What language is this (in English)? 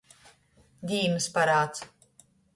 Latgalian